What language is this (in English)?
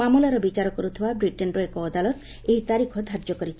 Odia